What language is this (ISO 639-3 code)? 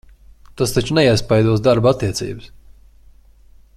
lav